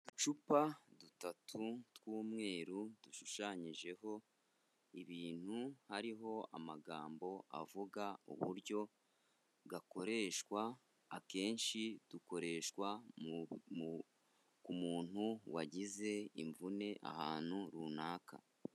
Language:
Kinyarwanda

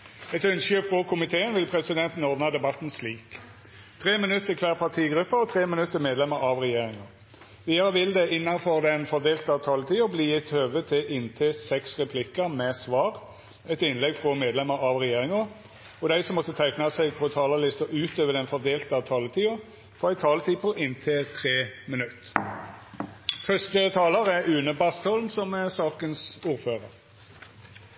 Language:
Norwegian Nynorsk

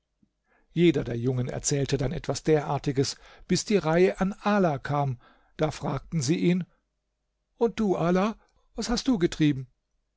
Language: German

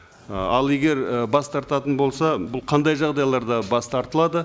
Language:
Kazakh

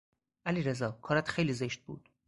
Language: Persian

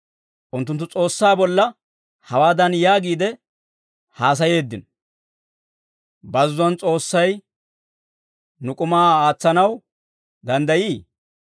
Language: Dawro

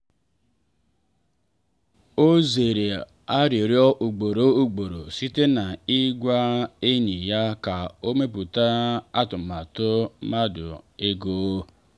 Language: Igbo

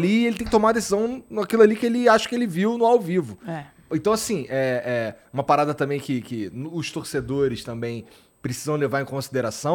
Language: Portuguese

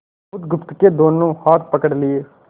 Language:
Hindi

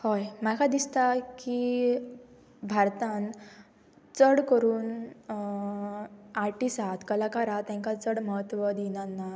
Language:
Konkani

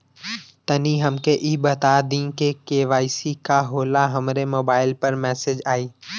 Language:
Bhojpuri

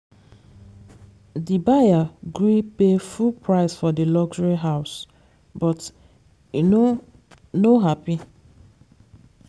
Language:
Nigerian Pidgin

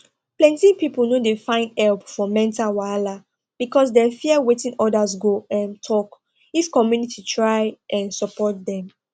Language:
Nigerian Pidgin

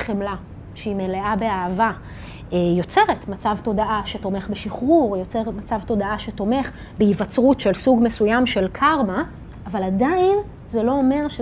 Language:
Hebrew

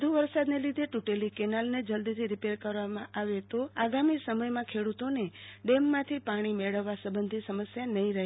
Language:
Gujarati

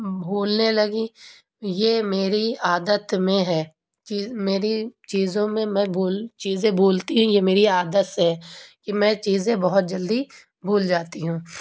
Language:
Urdu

